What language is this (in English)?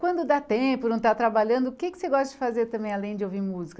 Portuguese